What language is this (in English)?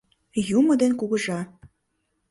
Mari